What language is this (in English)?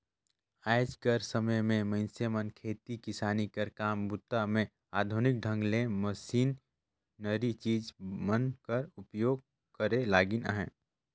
Chhattisgarhi